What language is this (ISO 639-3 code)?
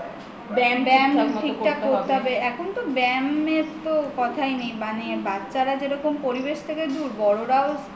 ben